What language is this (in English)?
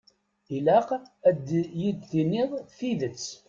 Kabyle